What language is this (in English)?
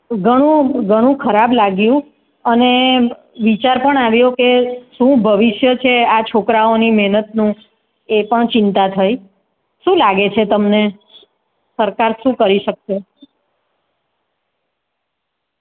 Gujarati